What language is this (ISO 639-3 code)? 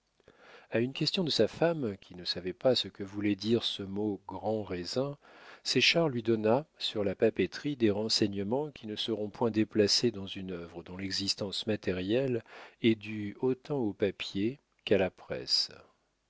fra